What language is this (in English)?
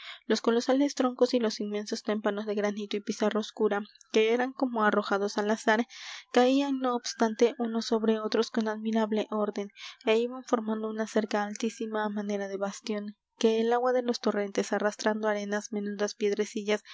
Spanish